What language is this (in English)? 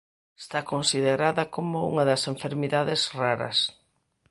Galician